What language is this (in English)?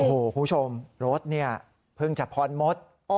Thai